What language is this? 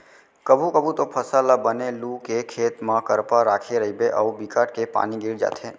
Chhattisgarhi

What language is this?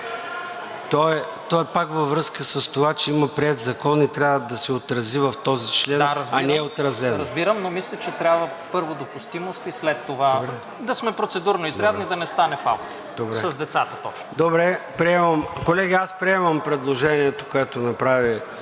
Bulgarian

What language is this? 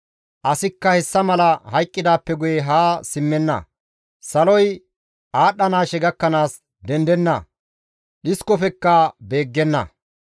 Gamo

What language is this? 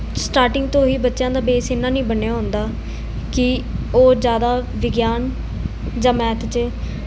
Punjabi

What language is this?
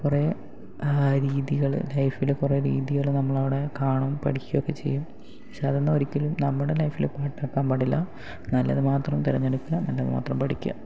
Malayalam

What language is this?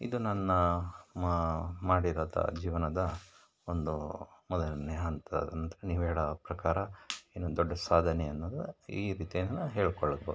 Kannada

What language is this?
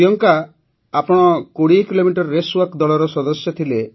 Odia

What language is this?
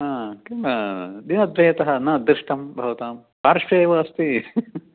Sanskrit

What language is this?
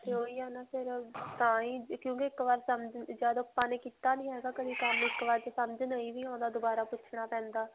Punjabi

